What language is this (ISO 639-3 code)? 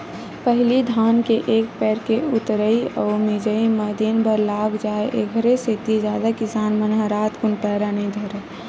hne